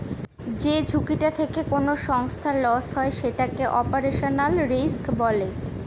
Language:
Bangla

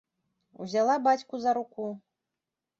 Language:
Belarusian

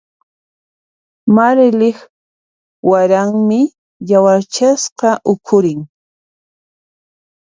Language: Puno Quechua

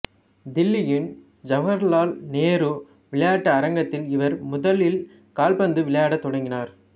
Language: Tamil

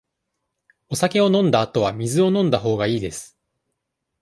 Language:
Japanese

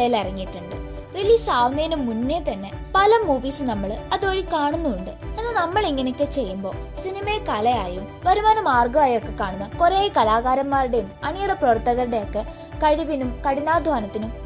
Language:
Malayalam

